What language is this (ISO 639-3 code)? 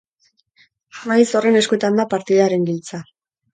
eus